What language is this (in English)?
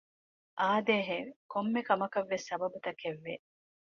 Divehi